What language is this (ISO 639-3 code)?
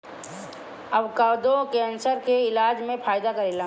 bho